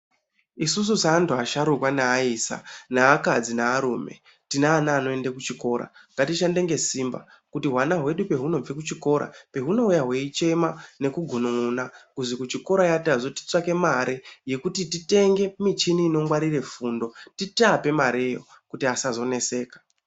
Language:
Ndau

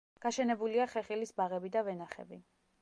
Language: Georgian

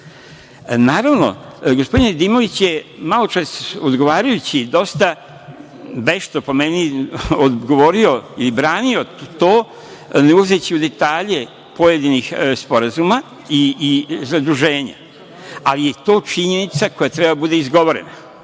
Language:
Serbian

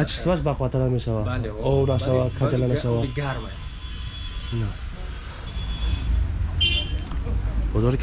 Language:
Turkish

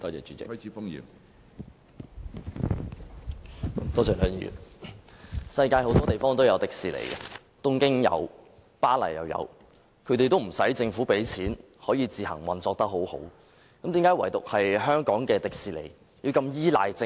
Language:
Cantonese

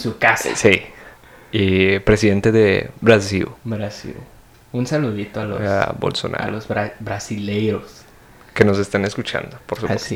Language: Spanish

